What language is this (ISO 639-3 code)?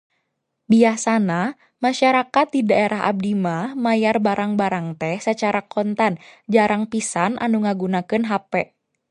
sun